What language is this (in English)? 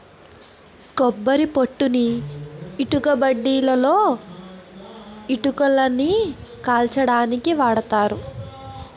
Telugu